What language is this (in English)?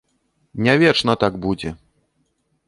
Belarusian